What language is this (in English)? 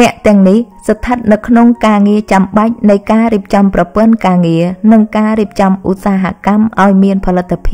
Vietnamese